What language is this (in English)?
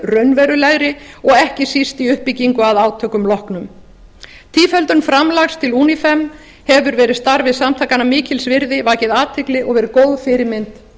Icelandic